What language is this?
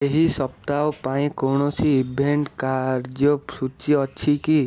Odia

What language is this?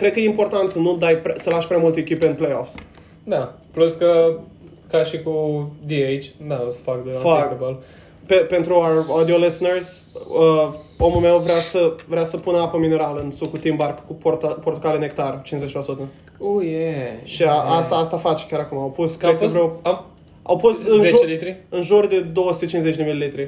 Romanian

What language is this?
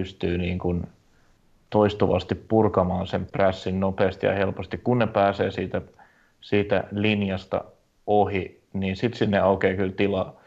Finnish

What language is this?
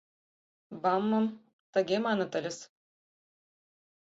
Mari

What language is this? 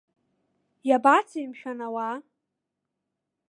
Abkhazian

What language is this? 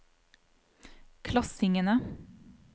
Norwegian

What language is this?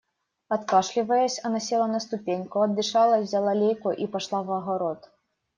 Russian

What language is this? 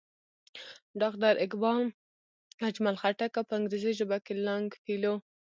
Pashto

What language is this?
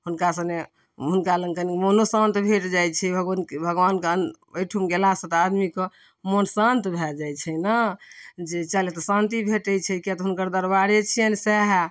Maithili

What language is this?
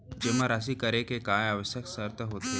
Chhattisgarhi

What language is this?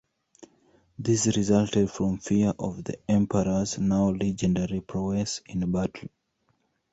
English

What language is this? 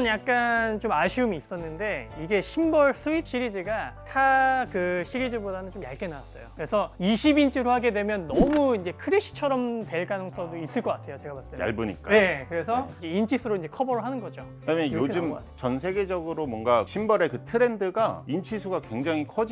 Korean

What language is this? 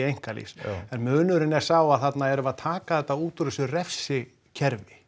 Icelandic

